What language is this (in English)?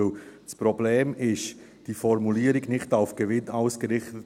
Swiss German